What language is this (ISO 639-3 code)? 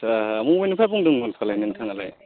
brx